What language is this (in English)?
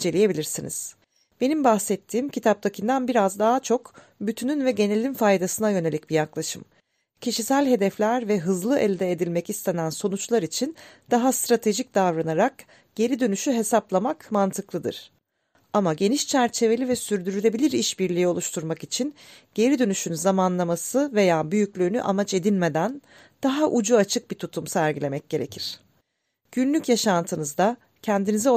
Turkish